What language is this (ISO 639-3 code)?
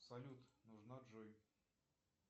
rus